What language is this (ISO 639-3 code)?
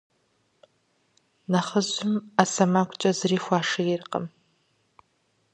kbd